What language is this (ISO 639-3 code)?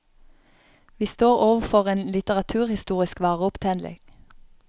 nor